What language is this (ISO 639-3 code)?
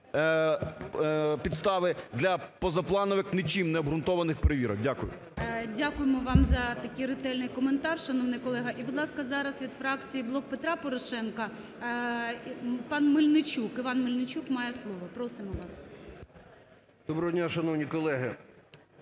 ukr